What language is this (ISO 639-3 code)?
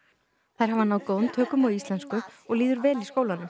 isl